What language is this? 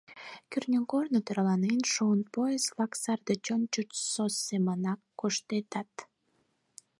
Mari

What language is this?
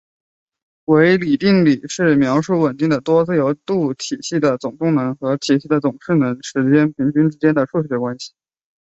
Chinese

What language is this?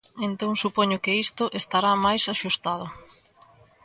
Galician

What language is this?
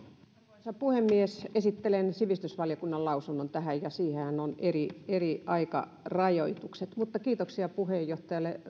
Finnish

